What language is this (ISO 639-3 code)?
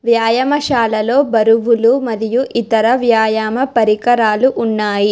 tel